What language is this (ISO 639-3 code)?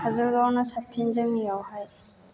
brx